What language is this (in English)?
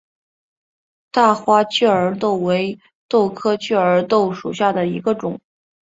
Chinese